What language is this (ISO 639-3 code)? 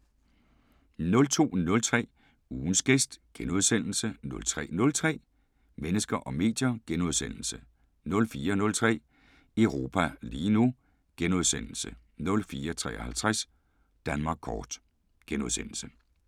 dan